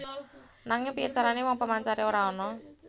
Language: Javanese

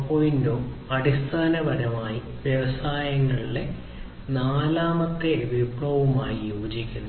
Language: Malayalam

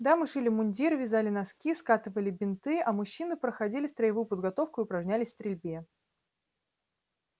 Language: Russian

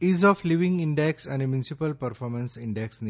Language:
Gujarati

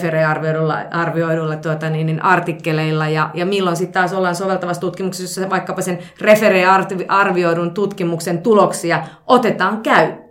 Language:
Finnish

